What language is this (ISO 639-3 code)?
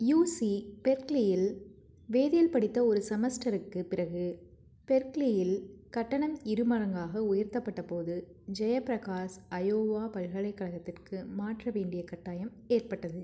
tam